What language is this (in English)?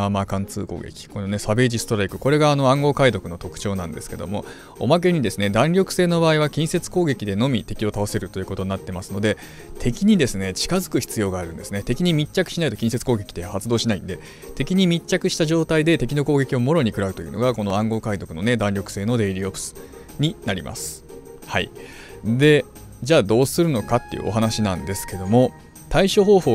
Japanese